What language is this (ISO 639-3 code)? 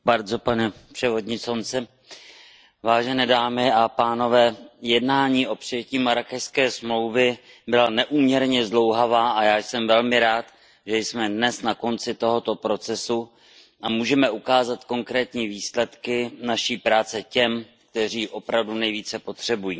ces